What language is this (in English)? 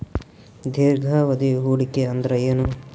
Kannada